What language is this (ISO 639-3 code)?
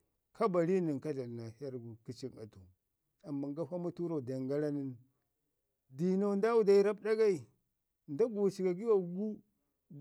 ngi